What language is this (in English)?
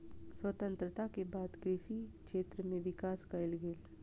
Maithili